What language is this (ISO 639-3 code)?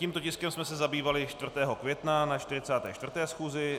ces